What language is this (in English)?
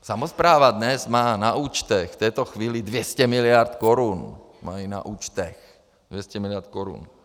Czech